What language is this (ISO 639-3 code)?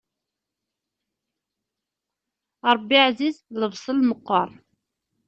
kab